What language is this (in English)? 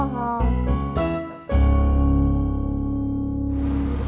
Indonesian